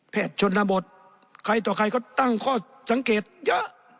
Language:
Thai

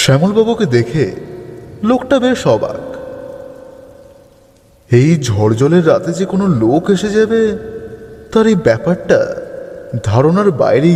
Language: Bangla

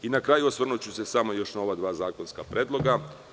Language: Serbian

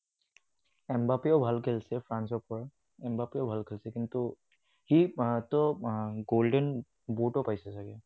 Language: Assamese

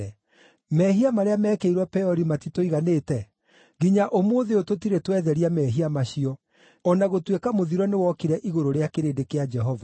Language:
Kikuyu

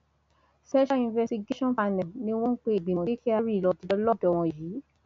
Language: Yoruba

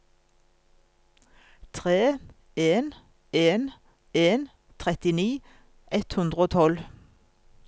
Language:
Norwegian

